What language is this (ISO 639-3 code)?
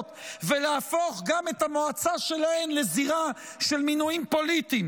heb